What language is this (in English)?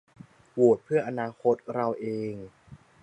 Thai